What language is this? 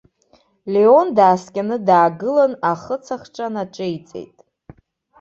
Abkhazian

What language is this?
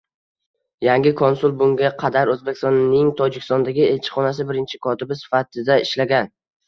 Uzbek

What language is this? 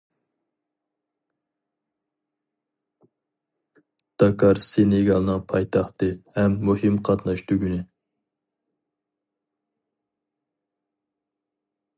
Uyghur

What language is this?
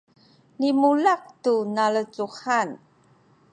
Sakizaya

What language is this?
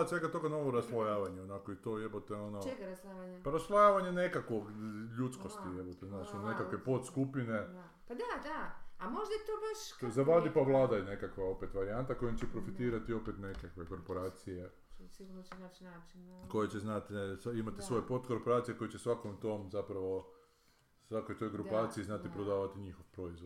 Croatian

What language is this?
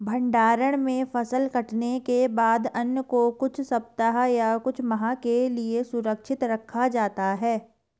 Hindi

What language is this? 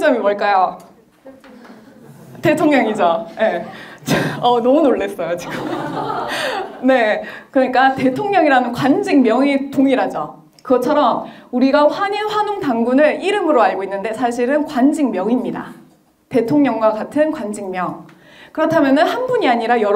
Korean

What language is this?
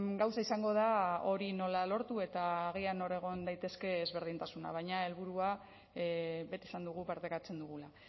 Basque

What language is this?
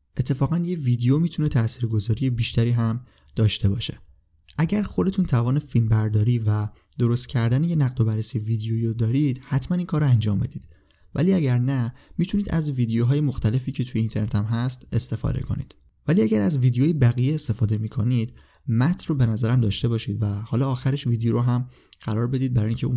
Persian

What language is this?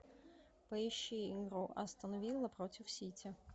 Russian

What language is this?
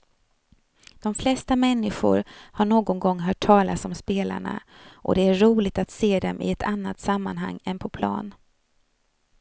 Swedish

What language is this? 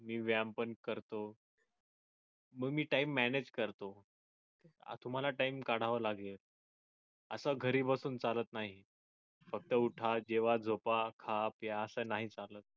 Marathi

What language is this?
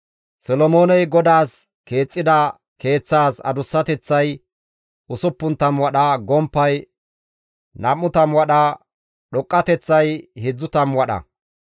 Gamo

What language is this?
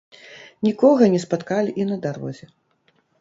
Belarusian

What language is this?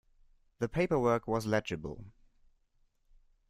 English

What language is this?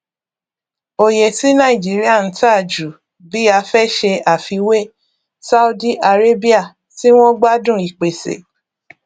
Yoruba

